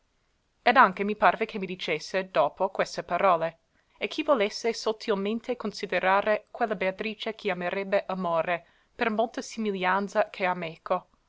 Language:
Italian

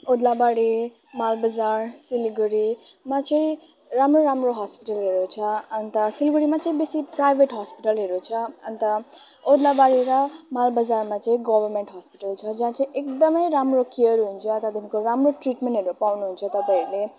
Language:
Nepali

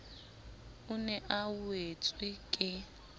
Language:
Southern Sotho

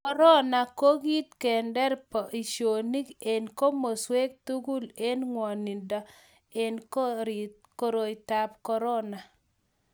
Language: Kalenjin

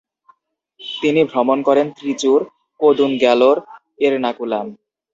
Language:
Bangla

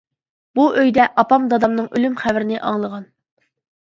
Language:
Uyghur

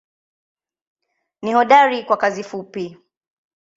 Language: Swahili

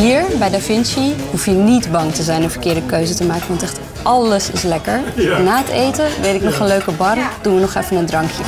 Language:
Dutch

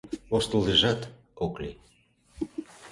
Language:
Mari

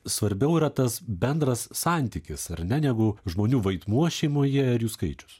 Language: Lithuanian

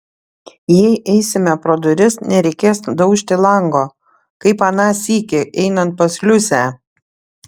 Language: Lithuanian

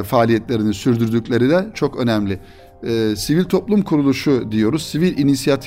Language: Turkish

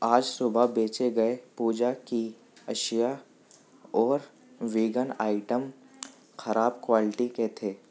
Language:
Urdu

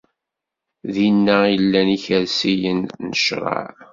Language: Kabyle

